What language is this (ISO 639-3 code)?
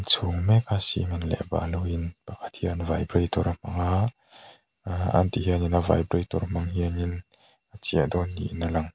lus